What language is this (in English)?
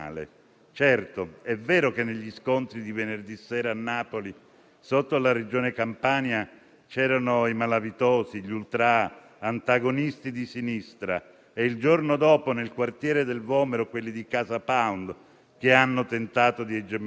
Italian